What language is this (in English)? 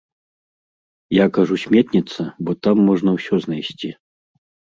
Belarusian